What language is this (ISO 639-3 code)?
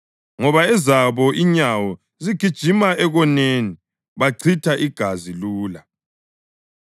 nde